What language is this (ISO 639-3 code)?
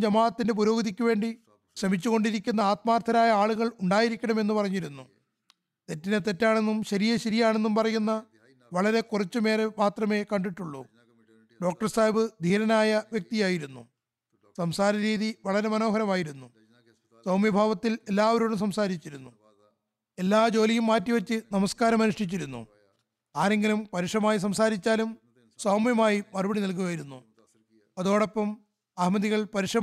mal